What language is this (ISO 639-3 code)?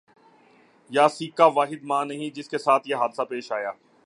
urd